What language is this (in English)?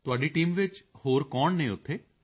Punjabi